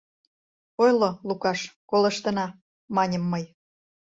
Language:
Mari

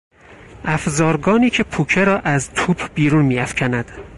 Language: Persian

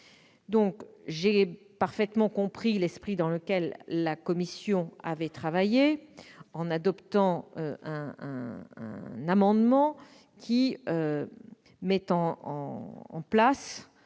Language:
French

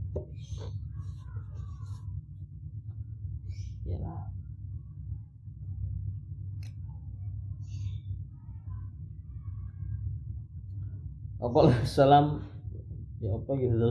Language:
Malay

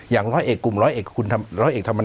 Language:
Thai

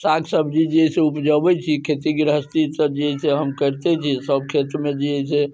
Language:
Maithili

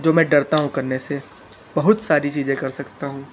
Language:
Hindi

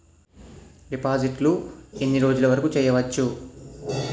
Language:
Telugu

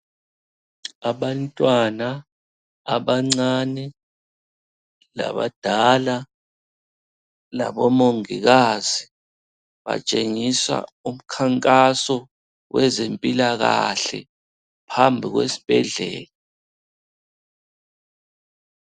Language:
North Ndebele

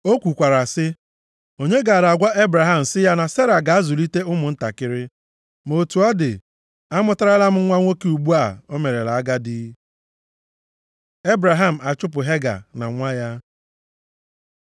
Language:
Igbo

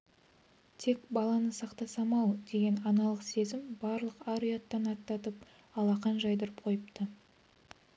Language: Kazakh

